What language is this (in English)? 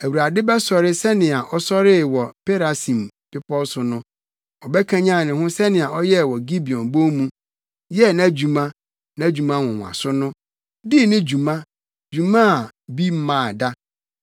Akan